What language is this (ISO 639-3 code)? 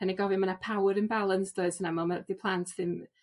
cym